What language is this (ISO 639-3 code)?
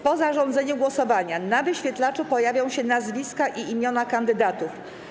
pol